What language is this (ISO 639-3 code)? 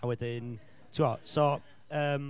cym